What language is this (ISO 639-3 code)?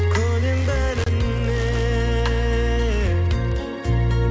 kaz